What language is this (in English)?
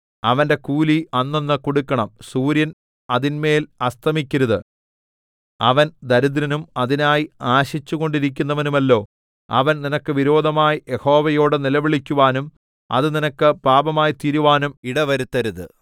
Malayalam